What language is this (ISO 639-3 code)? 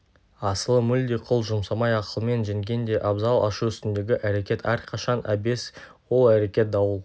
kaz